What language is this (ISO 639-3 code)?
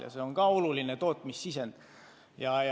est